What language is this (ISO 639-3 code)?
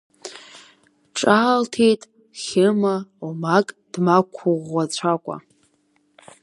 abk